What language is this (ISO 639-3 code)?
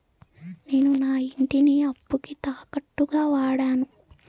tel